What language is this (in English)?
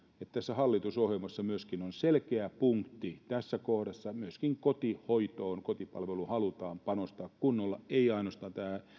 Finnish